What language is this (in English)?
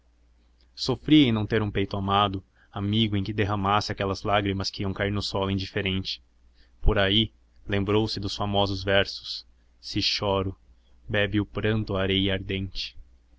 Portuguese